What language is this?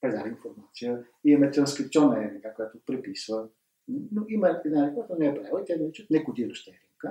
Bulgarian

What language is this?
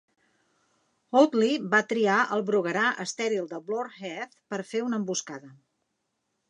Catalan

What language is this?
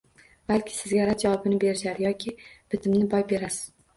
Uzbek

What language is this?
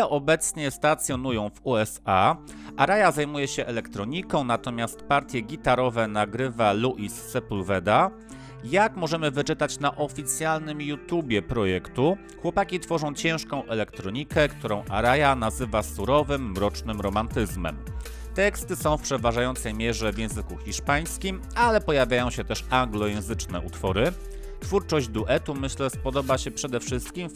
Polish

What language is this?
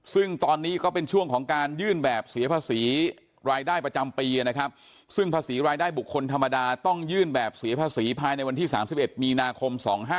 Thai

